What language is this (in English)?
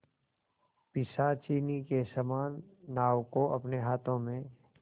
Hindi